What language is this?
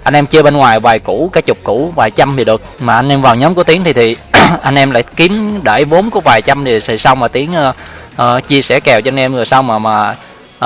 Vietnamese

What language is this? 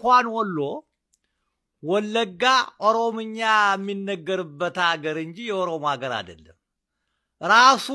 Romanian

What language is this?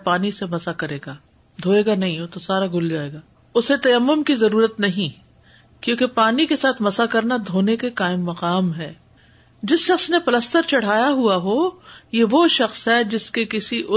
Urdu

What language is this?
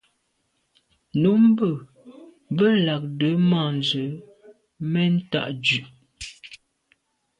Medumba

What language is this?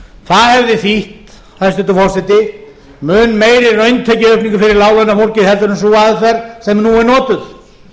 Icelandic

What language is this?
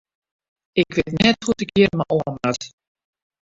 Western Frisian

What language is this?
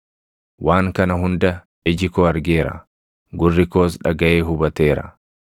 Oromo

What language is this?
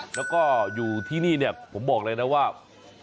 Thai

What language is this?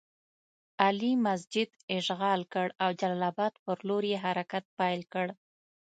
Pashto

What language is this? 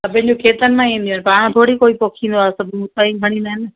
Sindhi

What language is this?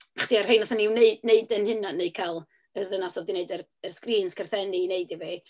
Welsh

